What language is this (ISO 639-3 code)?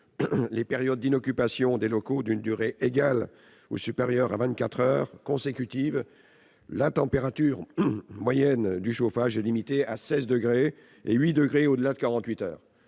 fra